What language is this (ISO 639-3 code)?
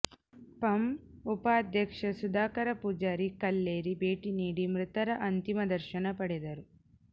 kan